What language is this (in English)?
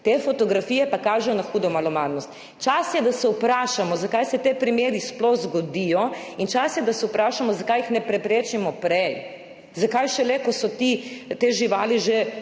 Slovenian